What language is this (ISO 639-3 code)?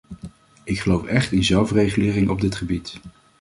nld